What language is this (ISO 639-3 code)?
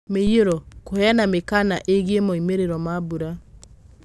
kik